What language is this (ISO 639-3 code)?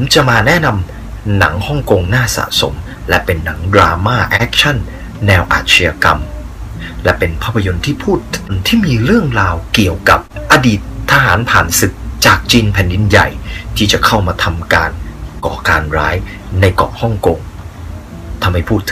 tha